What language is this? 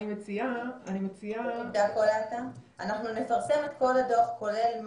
Hebrew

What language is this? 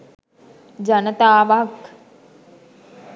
Sinhala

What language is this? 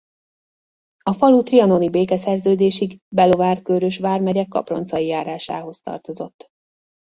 Hungarian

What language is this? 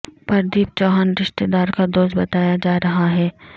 Urdu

